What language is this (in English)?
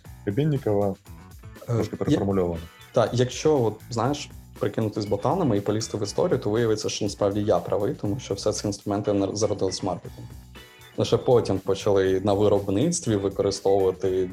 Ukrainian